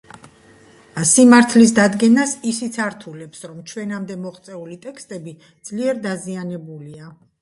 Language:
Georgian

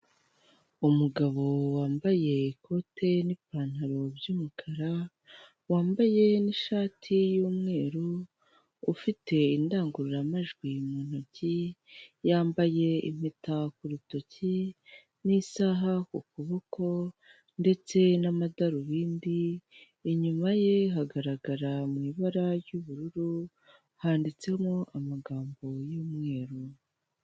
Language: Kinyarwanda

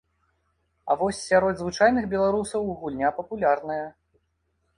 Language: Belarusian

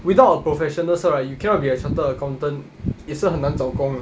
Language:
English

